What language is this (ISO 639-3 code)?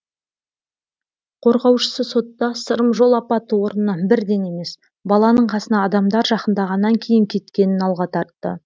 kaz